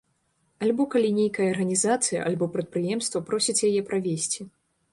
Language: Belarusian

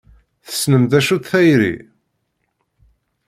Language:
Kabyle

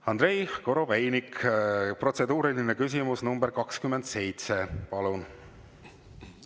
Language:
Estonian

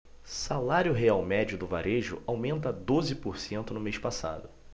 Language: Portuguese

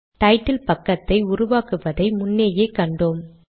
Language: Tamil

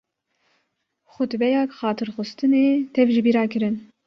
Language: Kurdish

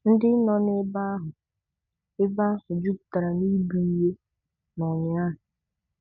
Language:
Igbo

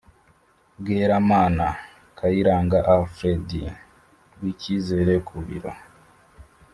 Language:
Kinyarwanda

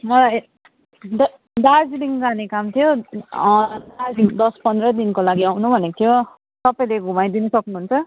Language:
Nepali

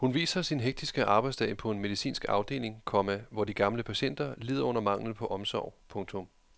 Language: Danish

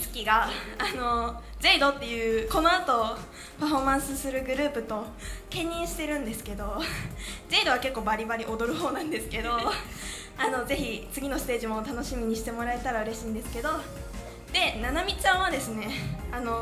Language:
Japanese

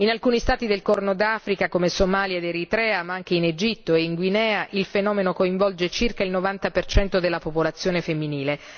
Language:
Italian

